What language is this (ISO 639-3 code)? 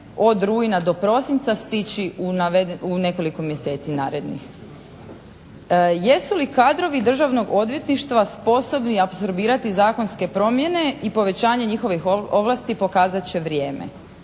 hrv